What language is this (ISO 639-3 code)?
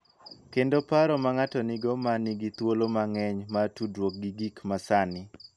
luo